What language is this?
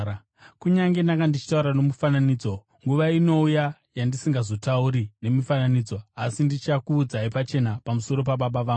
Shona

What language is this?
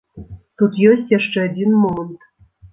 Belarusian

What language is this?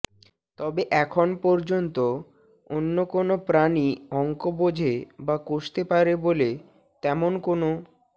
Bangla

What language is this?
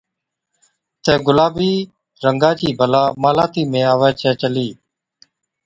Od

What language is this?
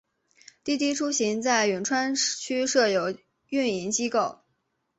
Chinese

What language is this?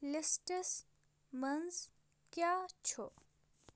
Kashmiri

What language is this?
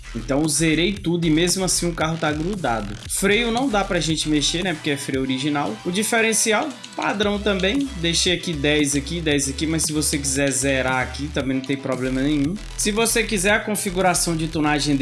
Portuguese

